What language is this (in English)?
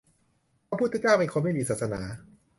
Thai